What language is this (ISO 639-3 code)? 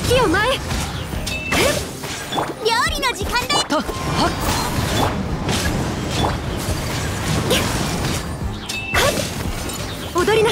jpn